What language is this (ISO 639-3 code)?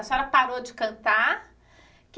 por